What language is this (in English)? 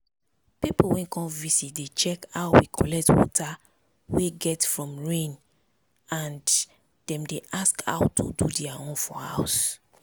Nigerian Pidgin